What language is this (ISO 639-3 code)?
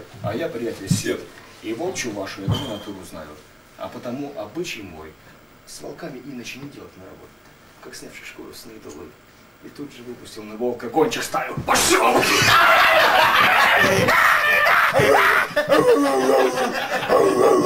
rus